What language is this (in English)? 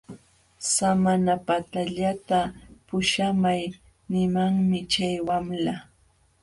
Jauja Wanca Quechua